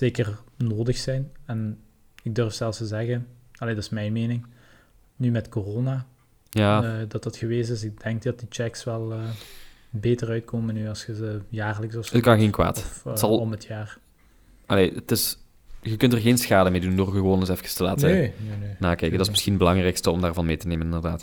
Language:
Dutch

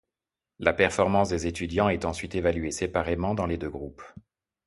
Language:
French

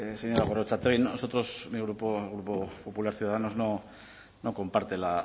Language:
Spanish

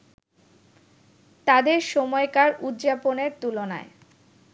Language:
Bangla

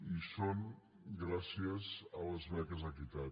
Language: Catalan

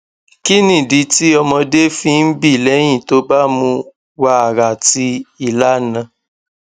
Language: Yoruba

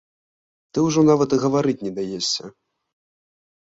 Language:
Belarusian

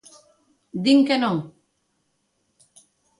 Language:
Galician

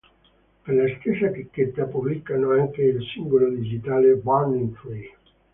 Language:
Italian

